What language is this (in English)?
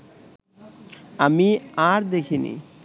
Bangla